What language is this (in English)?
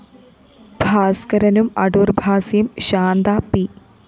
Malayalam